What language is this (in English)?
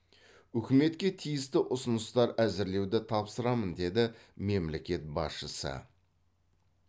Kazakh